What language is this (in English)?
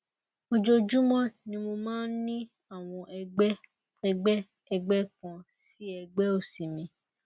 Yoruba